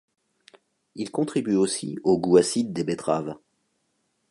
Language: French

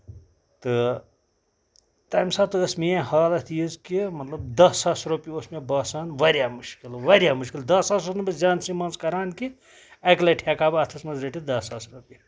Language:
Kashmiri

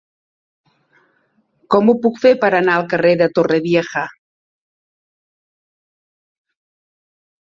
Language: Catalan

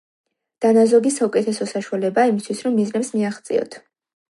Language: Georgian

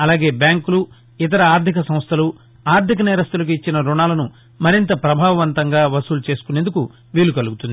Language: Telugu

